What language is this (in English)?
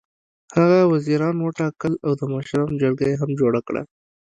Pashto